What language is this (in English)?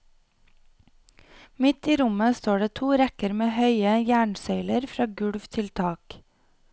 Norwegian